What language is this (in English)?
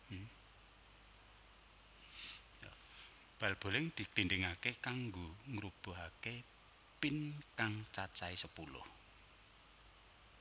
Javanese